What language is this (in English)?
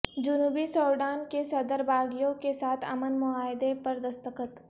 Urdu